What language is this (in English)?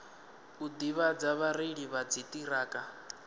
Venda